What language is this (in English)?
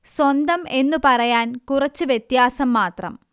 Malayalam